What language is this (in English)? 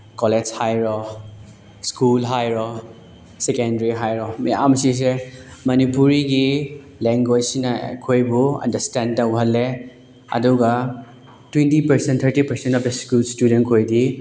Manipuri